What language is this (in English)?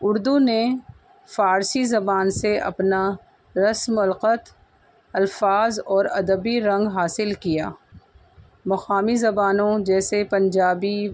Urdu